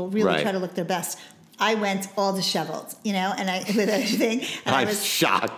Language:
English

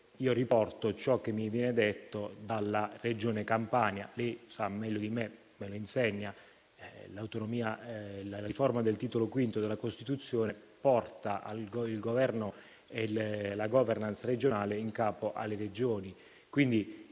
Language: Italian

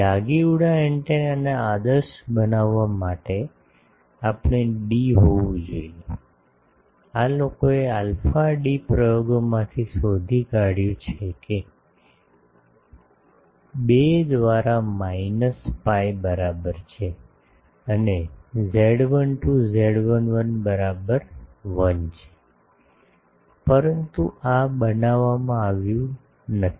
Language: Gujarati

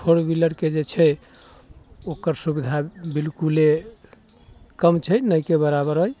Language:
Maithili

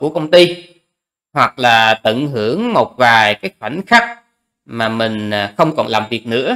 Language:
Vietnamese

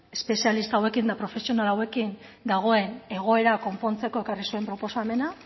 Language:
Basque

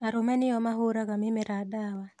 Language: Kikuyu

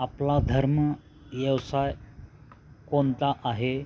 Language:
Marathi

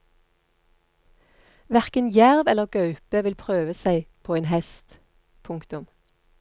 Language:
Norwegian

